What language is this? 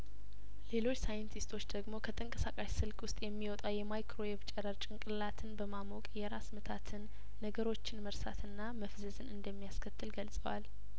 Amharic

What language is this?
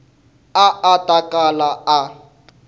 Tsonga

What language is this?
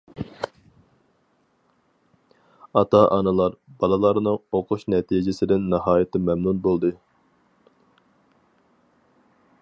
Uyghur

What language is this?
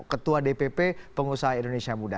Indonesian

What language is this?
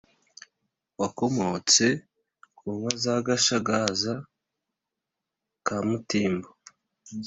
Kinyarwanda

